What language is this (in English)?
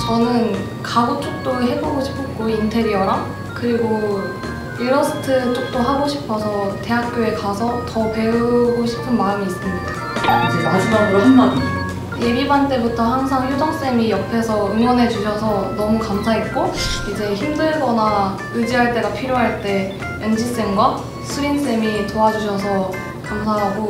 Korean